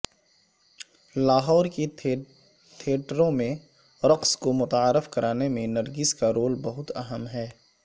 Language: Urdu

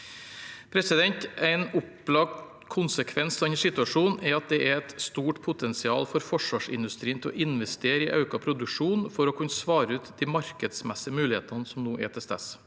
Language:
Norwegian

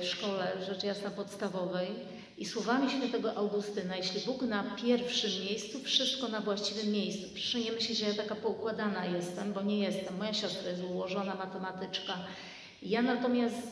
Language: Polish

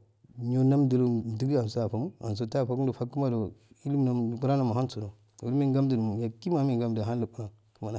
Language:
Afade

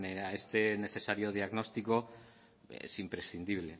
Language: Spanish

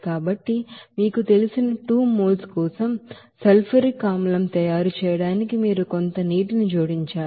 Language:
Telugu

